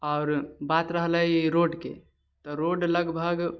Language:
Maithili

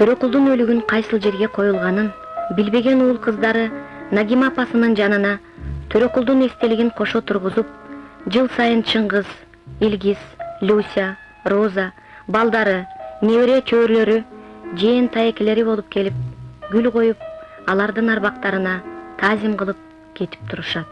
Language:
Turkish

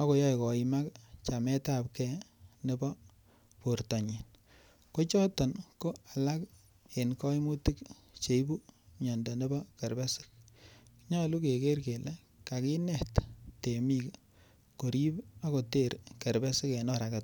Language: Kalenjin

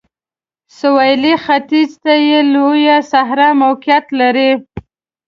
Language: Pashto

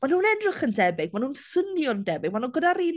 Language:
Welsh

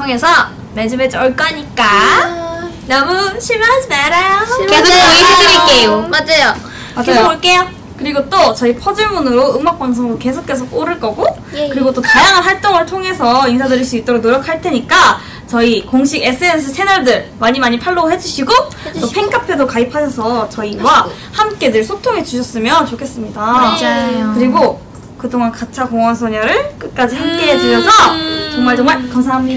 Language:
Korean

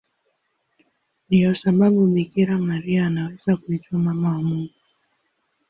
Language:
Swahili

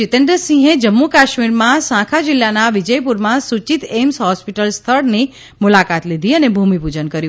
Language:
Gujarati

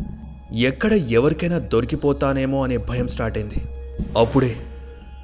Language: Telugu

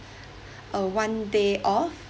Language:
English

